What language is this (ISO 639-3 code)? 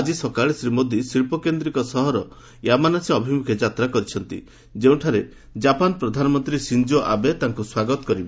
ori